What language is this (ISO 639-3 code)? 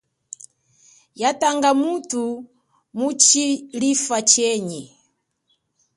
cjk